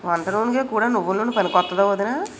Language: Telugu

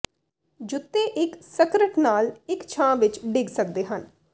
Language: Punjabi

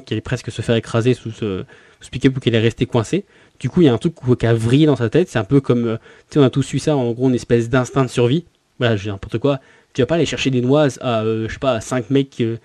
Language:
French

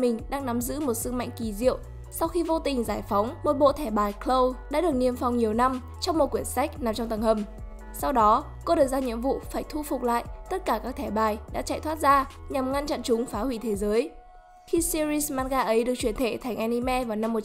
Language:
Vietnamese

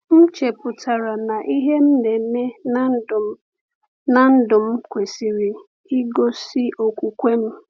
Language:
Igbo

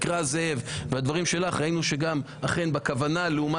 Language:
Hebrew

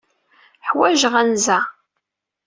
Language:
Kabyle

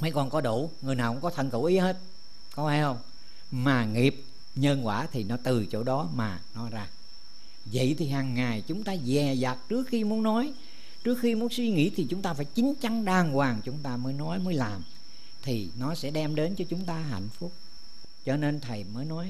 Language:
Vietnamese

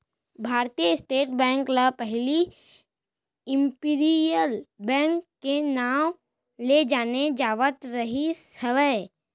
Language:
Chhattisgarhi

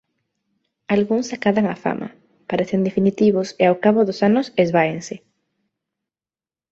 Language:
Galician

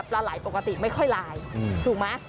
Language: Thai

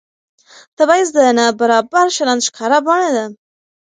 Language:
Pashto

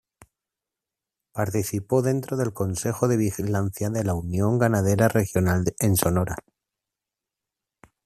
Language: Spanish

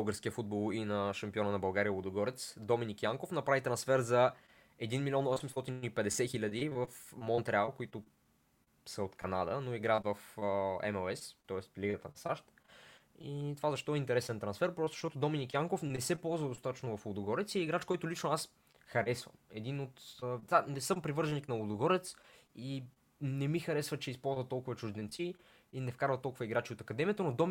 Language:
Bulgarian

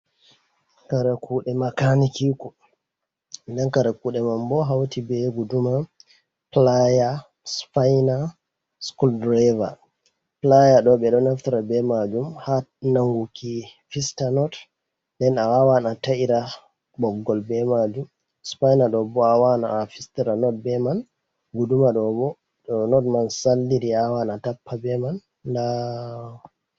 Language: Fula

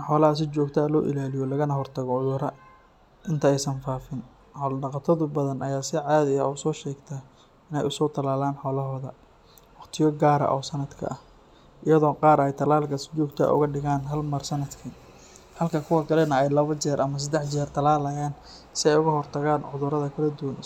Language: Somali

